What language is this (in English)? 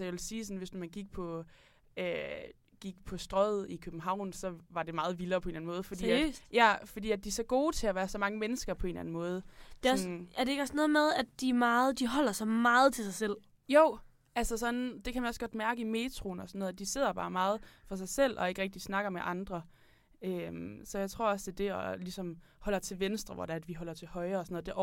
Danish